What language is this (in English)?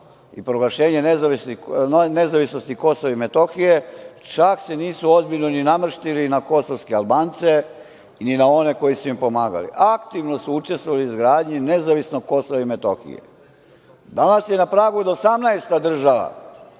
Serbian